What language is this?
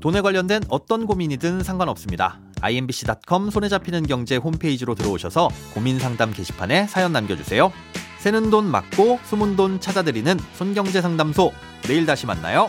Korean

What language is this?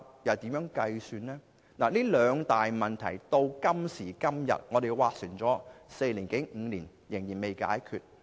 Cantonese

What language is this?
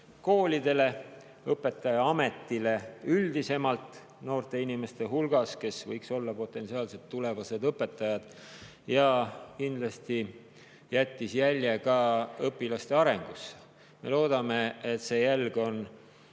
Estonian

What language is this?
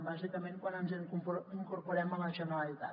Catalan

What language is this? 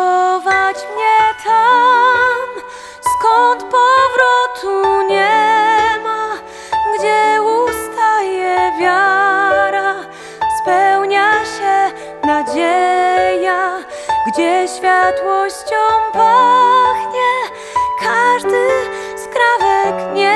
Polish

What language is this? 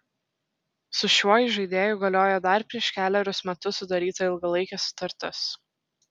Lithuanian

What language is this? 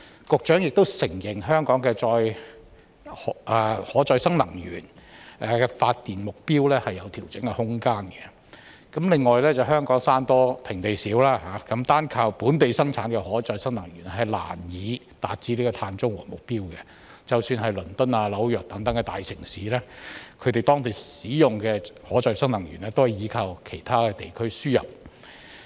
Cantonese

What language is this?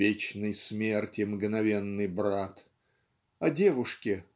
Russian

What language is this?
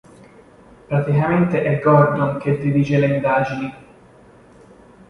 Italian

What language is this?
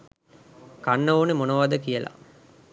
Sinhala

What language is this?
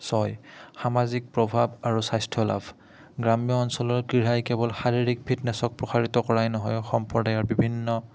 Assamese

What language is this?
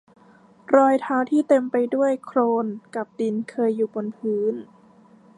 Thai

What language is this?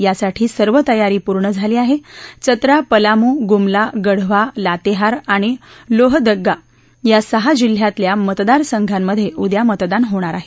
Marathi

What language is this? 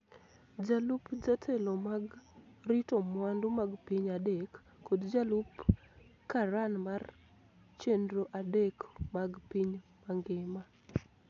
Luo (Kenya and Tanzania)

